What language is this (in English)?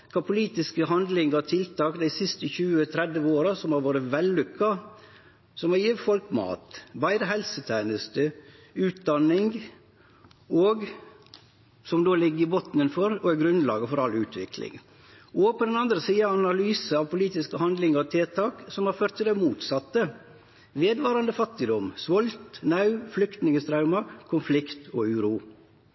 Norwegian Nynorsk